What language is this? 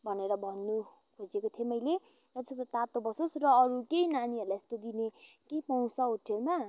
Nepali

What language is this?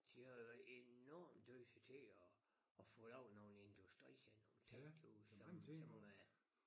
Danish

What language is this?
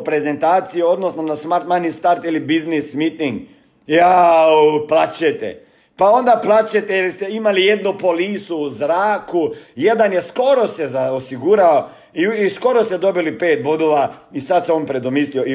Croatian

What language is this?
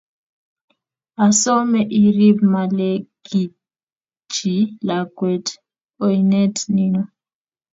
Kalenjin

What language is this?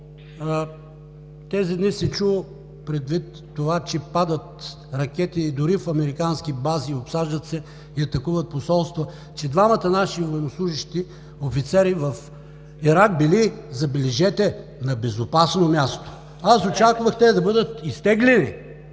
Bulgarian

